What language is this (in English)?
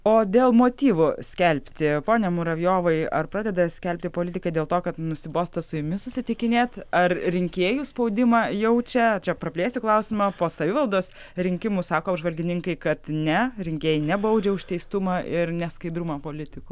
Lithuanian